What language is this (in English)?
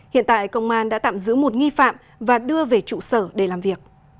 Vietnamese